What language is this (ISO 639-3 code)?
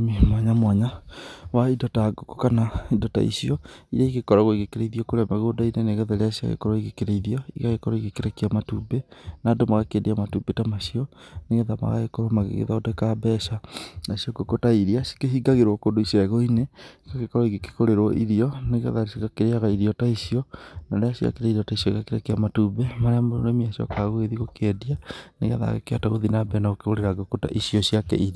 kik